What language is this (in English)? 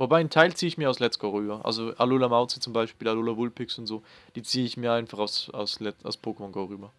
German